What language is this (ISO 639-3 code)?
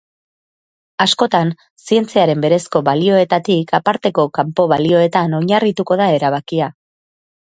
eus